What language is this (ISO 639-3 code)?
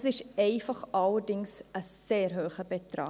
gsw